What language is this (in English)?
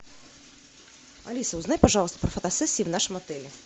Russian